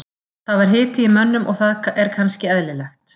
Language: Icelandic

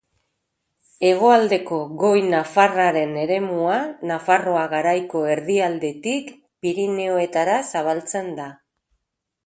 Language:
Basque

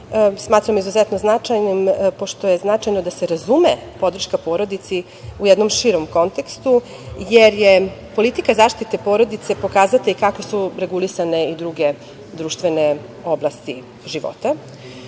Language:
Serbian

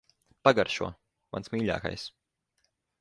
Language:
Latvian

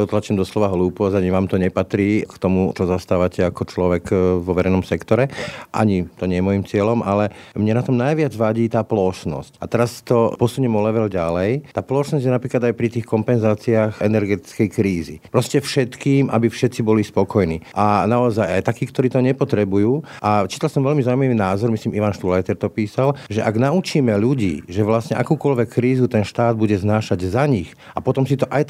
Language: Slovak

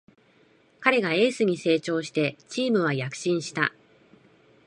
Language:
Japanese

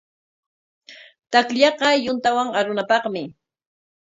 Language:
Corongo Ancash Quechua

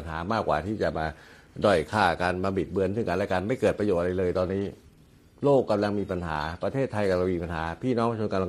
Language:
Thai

